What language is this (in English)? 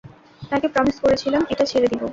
Bangla